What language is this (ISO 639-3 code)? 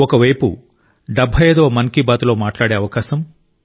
tel